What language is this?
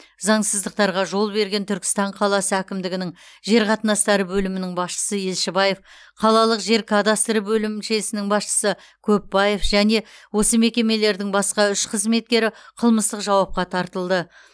Kazakh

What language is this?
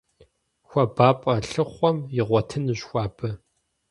Kabardian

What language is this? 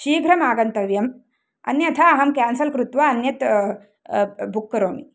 Sanskrit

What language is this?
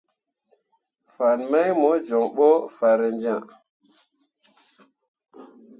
Mundang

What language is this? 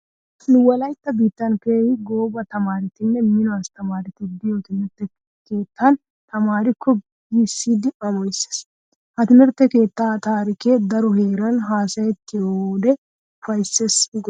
Wolaytta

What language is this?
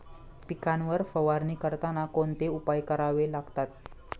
Marathi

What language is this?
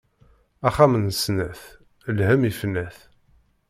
Kabyle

